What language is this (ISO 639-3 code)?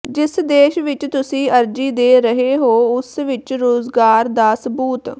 pan